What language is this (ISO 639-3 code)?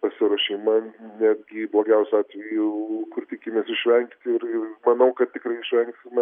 lit